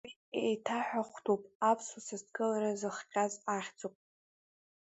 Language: Abkhazian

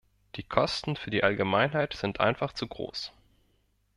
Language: German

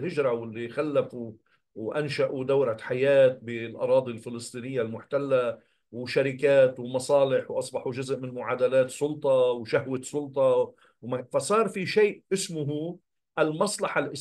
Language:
Arabic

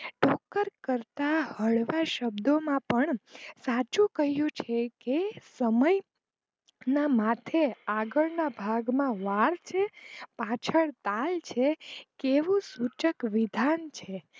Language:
Gujarati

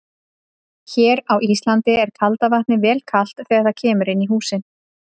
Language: Icelandic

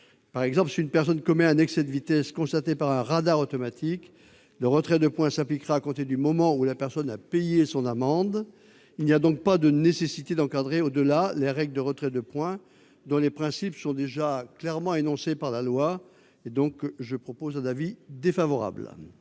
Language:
French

